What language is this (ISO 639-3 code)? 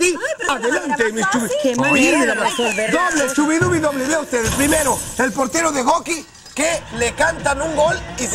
spa